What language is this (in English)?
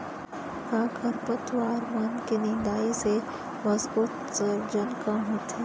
Chhattisgarhi